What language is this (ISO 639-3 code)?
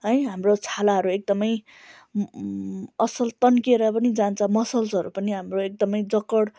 nep